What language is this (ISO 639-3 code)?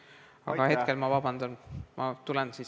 est